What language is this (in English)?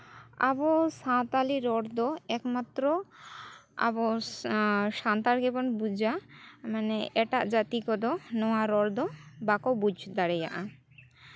Santali